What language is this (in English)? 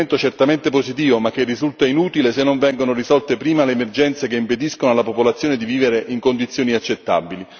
Italian